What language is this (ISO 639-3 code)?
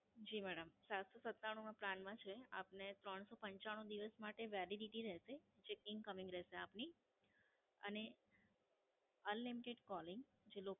guj